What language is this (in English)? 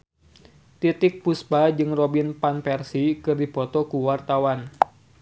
Sundanese